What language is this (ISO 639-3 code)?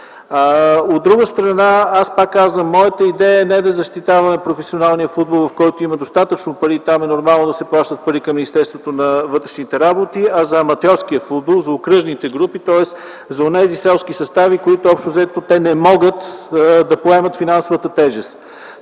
bul